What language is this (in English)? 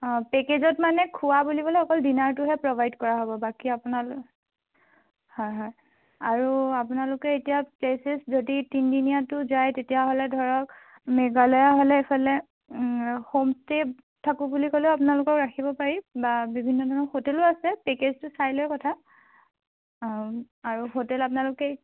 Assamese